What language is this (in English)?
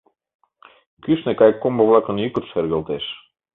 Mari